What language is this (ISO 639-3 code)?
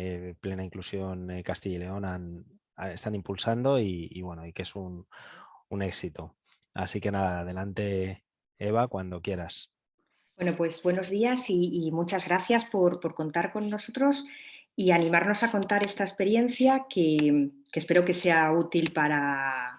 spa